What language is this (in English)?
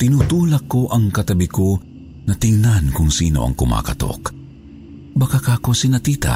Filipino